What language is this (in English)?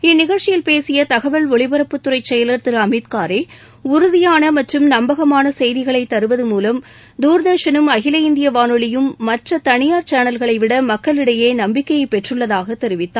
Tamil